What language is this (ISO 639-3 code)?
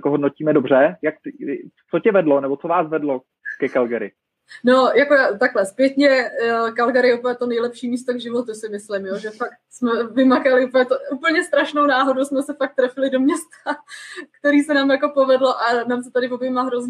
ces